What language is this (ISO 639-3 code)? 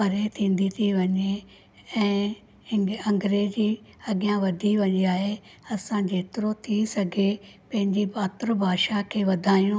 snd